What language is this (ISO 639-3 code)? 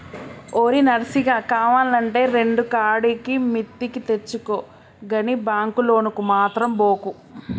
tel